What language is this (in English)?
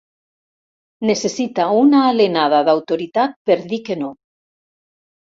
Catalan